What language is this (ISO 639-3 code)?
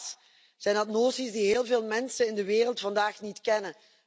nld